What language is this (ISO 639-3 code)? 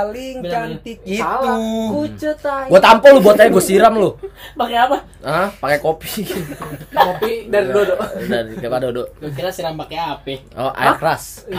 ind